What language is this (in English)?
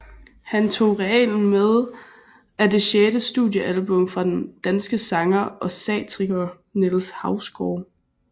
Danish